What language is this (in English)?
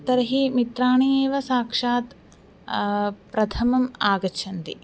Sanskrit